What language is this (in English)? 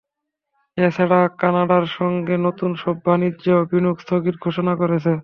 Bangla